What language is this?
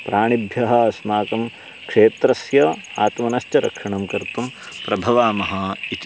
Sanskrit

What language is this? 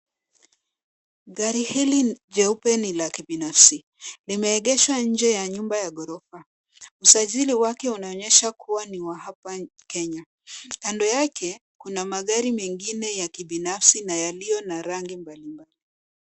Swahili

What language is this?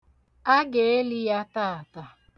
Igbo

